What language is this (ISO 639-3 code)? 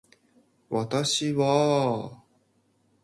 jpn